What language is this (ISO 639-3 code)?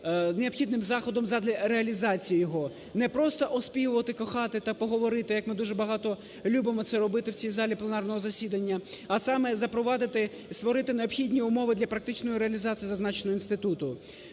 ukr